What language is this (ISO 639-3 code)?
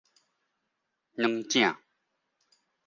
nan